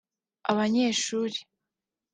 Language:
Kinyarwanda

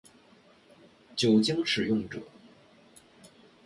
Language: Chinese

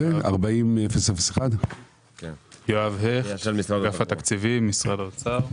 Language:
Hebrew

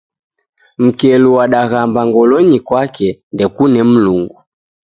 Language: Taita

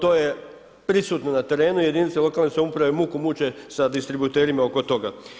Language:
Croatian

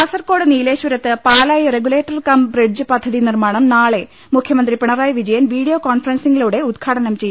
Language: Malayalam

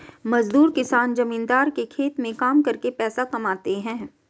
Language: Hindi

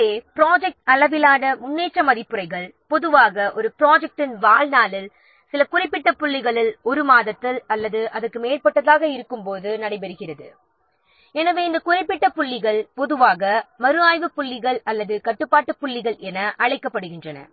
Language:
Tamil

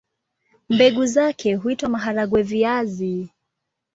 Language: Swahili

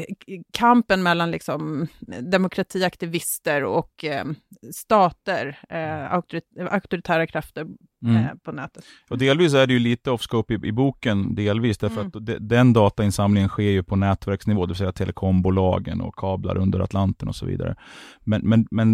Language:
Swedish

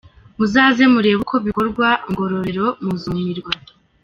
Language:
Kinyarwanda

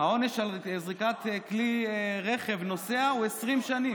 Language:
Hebrew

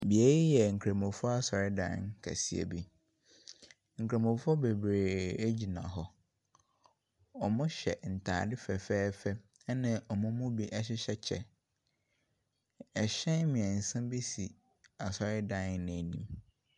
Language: Akan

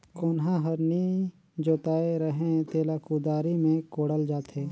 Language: Chhattisgarhi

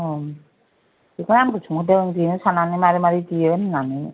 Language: Bodo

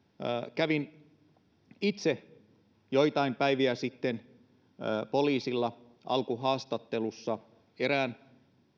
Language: Finnish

